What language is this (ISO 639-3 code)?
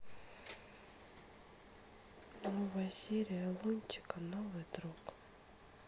rus